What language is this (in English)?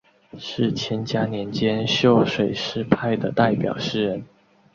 Chinese